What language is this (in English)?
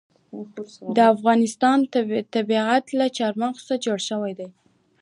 Pashto